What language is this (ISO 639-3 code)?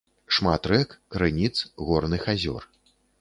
bel